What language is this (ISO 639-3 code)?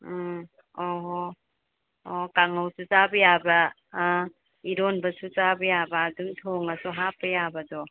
mni